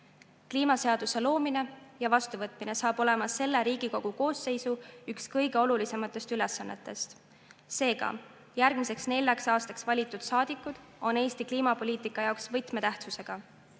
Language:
Estonian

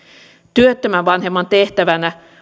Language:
Finnish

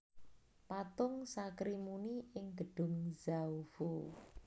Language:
Javanese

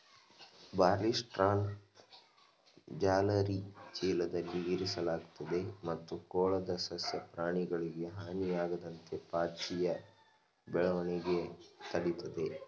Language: Kannada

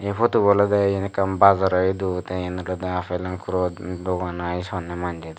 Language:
Chakma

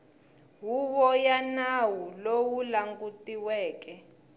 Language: Tsonga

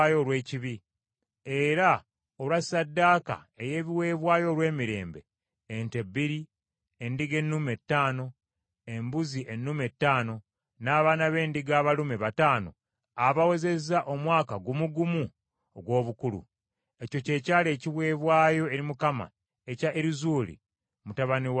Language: Ganda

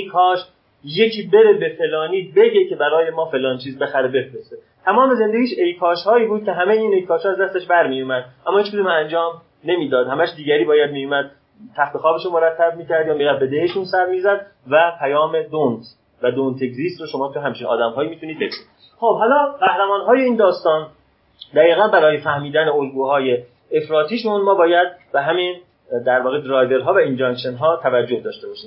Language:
Persian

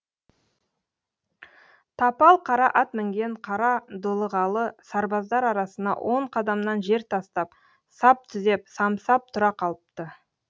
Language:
Kazakh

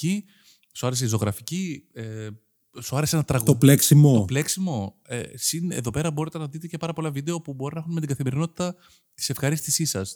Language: Greek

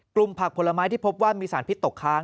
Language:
Thai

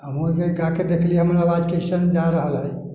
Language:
Maithili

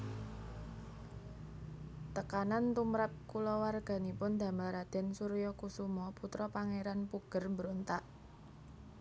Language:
Javanese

